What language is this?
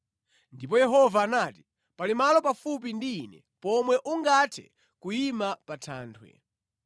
Nyanja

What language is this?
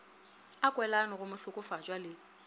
Northern Sotho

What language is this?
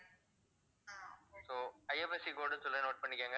Tamil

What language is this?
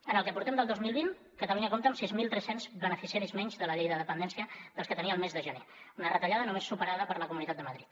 Catalan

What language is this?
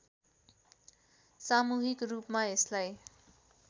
Nepali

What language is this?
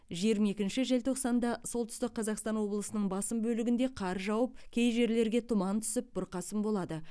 Kazakh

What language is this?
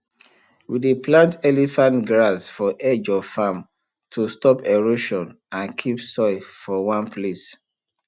Nigerian Pidgin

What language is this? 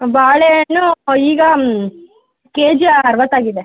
Kannada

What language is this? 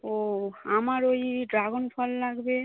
Bangla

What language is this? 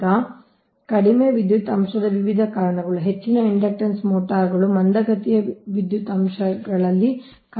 Kannada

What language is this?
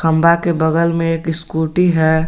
Hindi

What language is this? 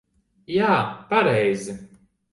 Latvian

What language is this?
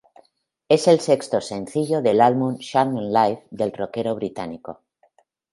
Spanish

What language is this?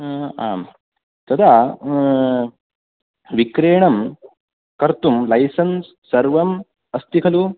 Sanskrit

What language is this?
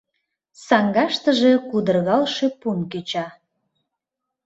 Mari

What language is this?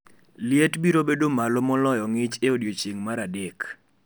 Luo (Kenya and Tanzania)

